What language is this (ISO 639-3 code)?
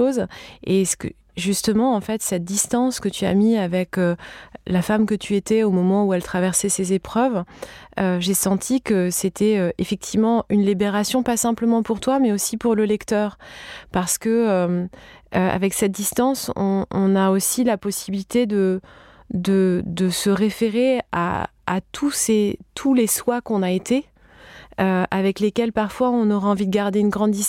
fra